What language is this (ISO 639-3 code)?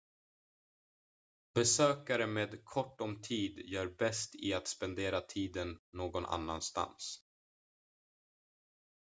swe